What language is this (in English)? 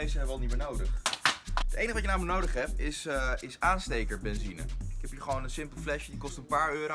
Dutch